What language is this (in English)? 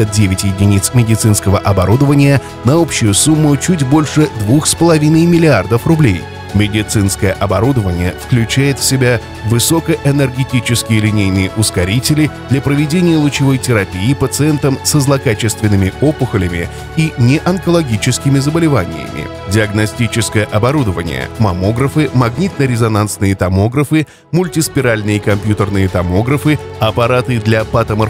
Russian